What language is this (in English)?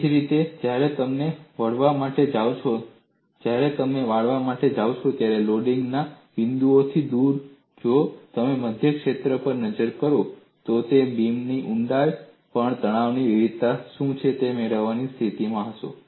Gujarati